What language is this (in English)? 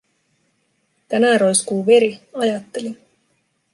Finnish